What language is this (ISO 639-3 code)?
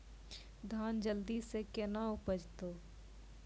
mai